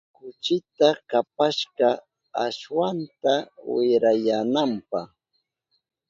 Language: Southern Pastaza Quechua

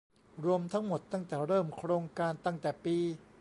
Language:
Thai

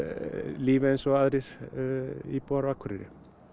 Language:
Icelandic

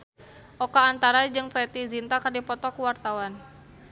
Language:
Sundanese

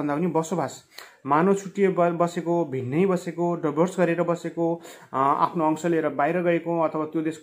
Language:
Indonesian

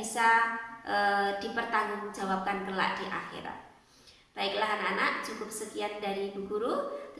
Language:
Indonesian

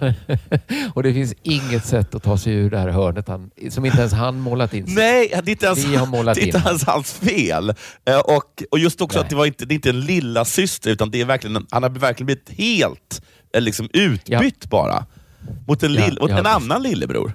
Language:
Swedish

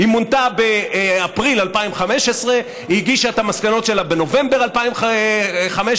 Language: Hebrew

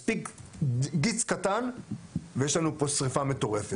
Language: Hebrew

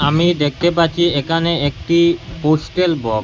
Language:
Bangla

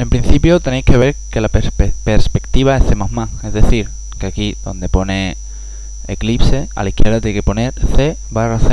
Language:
Spanish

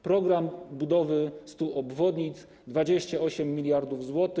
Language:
Polish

